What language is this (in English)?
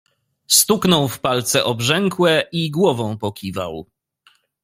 Polish